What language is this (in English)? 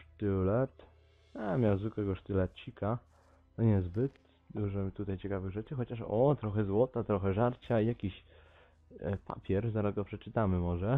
Polish